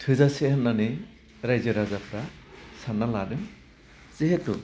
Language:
Bodo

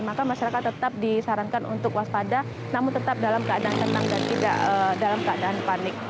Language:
Indonesian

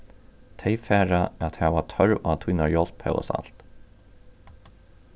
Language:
Faroese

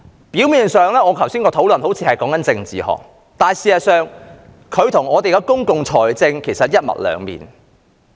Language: Cantonese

